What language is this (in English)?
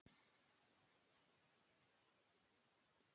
Icelandic